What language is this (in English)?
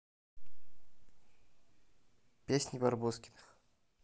Russian